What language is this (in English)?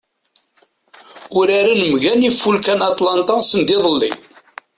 Kabyle